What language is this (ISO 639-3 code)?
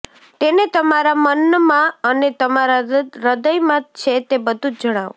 guj